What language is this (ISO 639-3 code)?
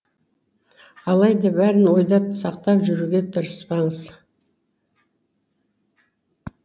kaz